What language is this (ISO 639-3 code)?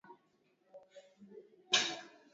swa